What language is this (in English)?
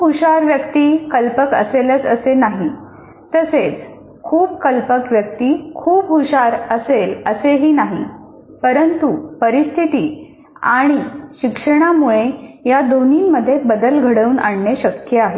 Marathi